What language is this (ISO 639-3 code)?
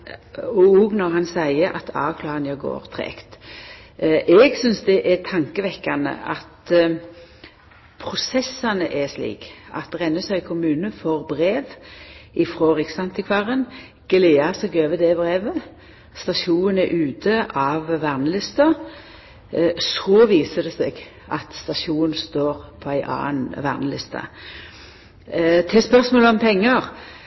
nno